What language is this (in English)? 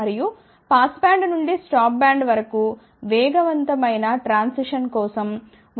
Telugu